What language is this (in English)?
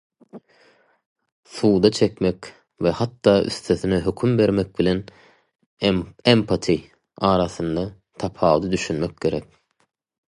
Turkmen